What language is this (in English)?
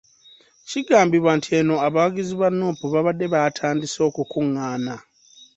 Ganda